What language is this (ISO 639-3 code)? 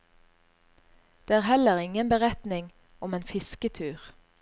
nor